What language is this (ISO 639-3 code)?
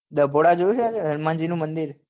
guj